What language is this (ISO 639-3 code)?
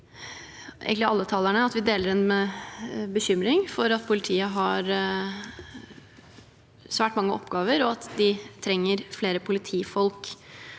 nor